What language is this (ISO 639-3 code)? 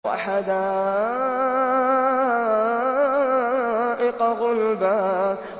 ara